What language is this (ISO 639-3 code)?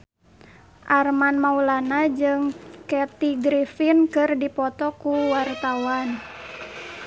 sun